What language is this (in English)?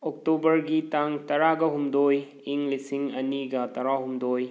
Manipuri